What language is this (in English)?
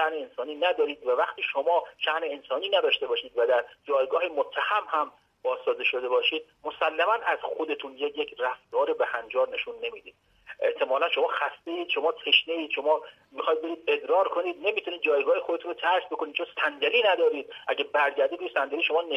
Persian